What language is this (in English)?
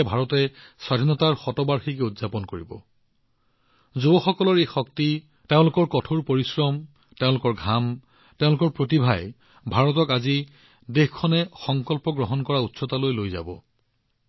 Assamese